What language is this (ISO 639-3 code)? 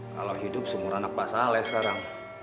ind